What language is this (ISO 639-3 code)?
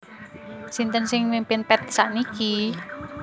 jav